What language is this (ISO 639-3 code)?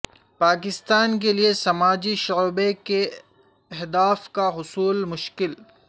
urd